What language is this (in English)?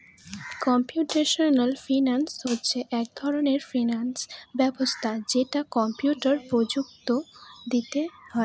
Bangla